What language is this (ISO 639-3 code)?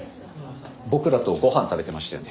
jpn